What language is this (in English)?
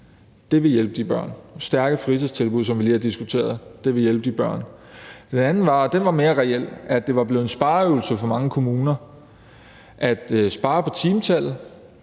Danish